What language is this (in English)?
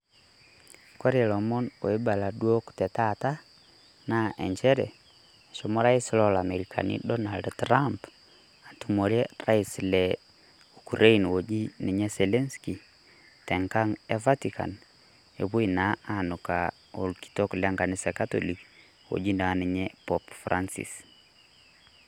Masai